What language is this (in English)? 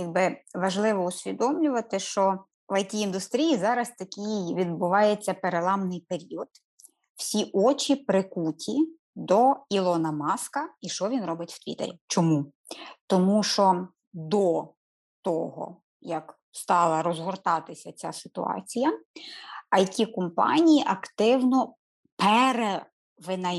Ukrainian